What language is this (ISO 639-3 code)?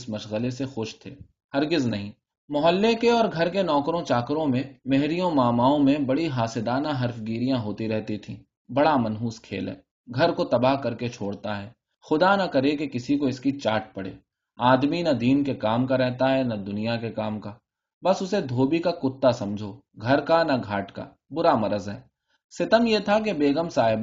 urd